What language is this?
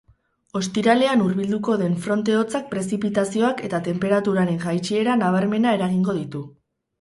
Basque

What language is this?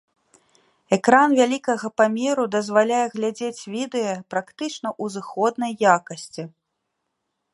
Belarusian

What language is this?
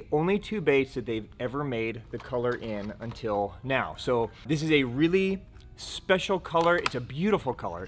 English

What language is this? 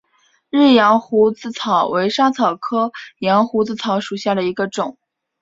Chinese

